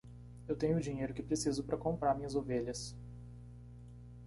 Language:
Portuguese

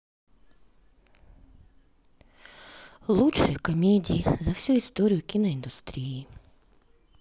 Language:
Russian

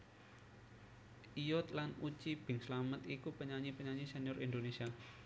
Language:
Javanese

